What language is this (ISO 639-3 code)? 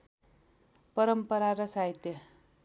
nep